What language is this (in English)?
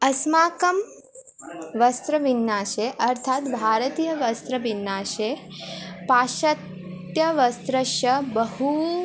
Sanskrit